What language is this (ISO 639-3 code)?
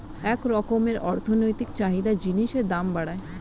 ben